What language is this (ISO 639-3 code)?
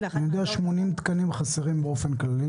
heb